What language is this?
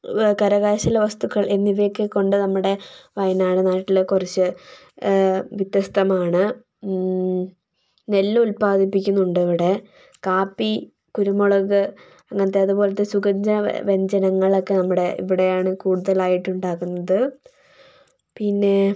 Malayalam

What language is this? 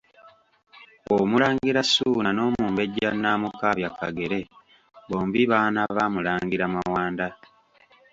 Ganda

